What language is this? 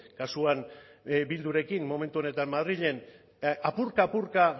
Basque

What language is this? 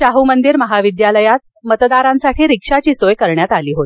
Marathi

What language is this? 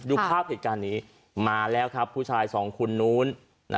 Thai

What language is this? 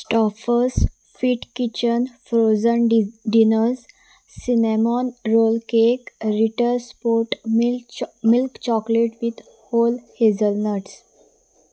Konkani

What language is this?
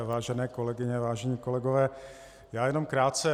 Czech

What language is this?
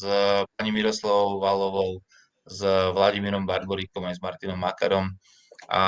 Slovak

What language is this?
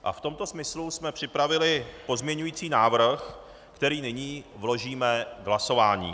Czech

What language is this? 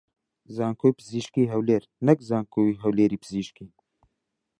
Central Kurdish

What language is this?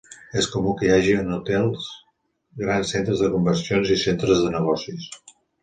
Catalan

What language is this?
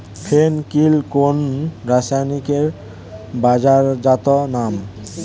Bangla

